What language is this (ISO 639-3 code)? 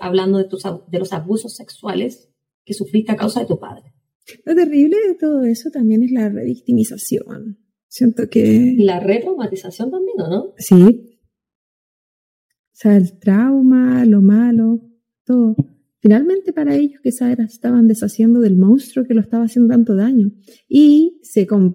spa